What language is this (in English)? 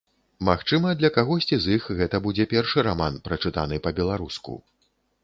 Belarusian